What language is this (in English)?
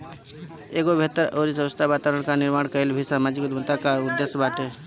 Bhojpuri